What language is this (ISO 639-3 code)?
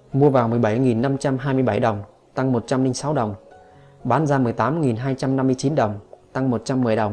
vie